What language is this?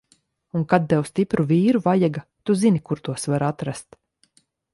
Latvian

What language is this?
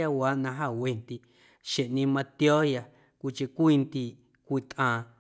Guerrero Amuzgo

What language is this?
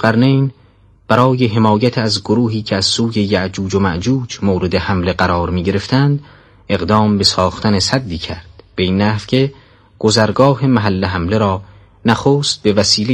Persian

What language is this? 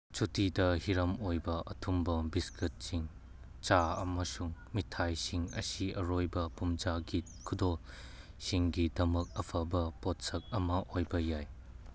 Manipuri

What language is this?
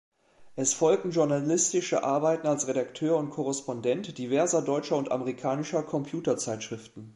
German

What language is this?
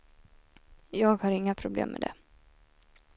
Swedish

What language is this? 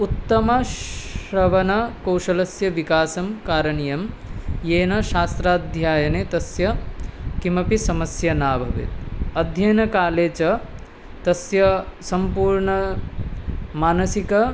Sanskrit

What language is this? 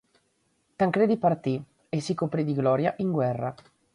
Italian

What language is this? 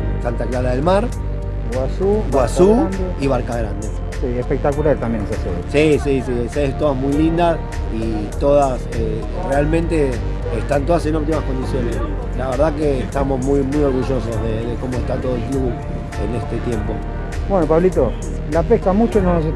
Spanish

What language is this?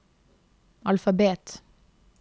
Norwegian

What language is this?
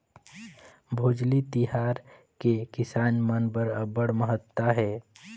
Chhattisgarhi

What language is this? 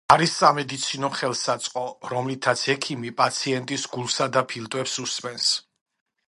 Georgian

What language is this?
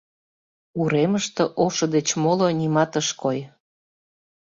Mari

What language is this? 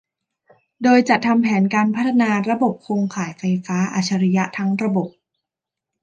Thai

